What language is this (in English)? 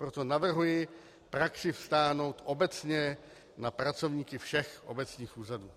Czech